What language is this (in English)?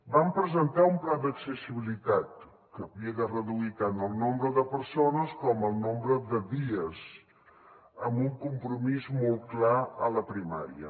Catalan